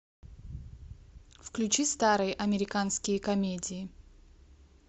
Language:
Russian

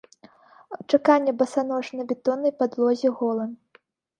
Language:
Belarusian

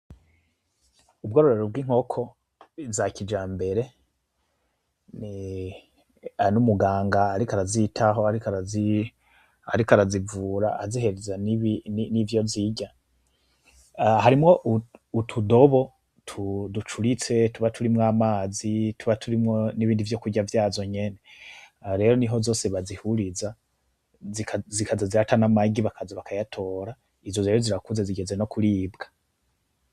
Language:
Rundi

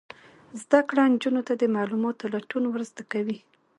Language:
Pashto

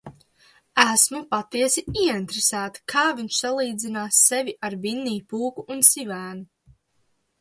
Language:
Latvian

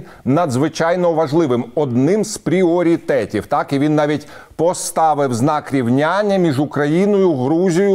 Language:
Ukrainian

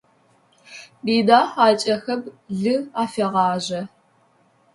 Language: Adyghe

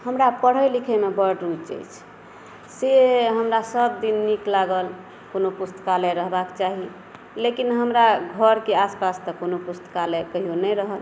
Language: Maithili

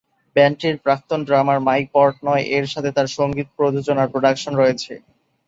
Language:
Bangla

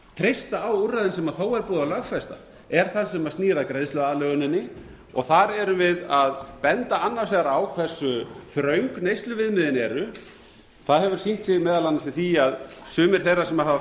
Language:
Icelandic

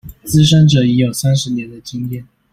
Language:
Chinese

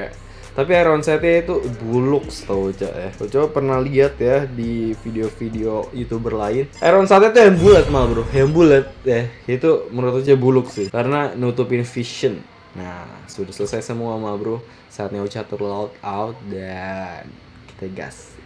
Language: Indonesian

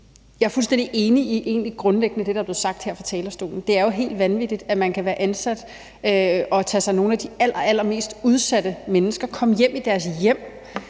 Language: Danish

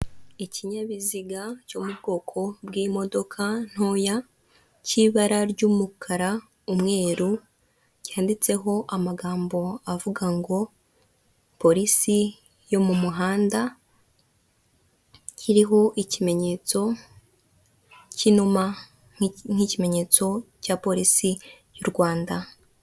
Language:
Kinyarwanda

